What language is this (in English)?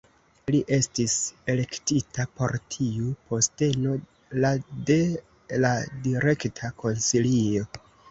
Esperanto